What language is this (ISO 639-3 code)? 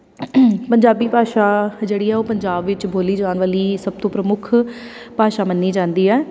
pan